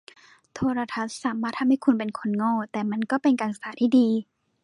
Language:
Thai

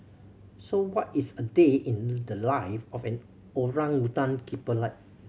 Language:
English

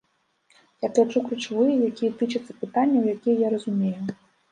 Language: Belarusian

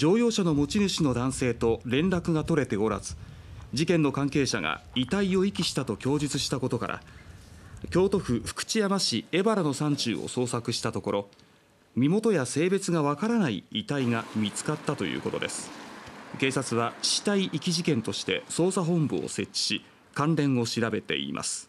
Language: Japanese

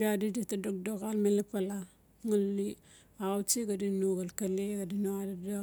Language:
Notsi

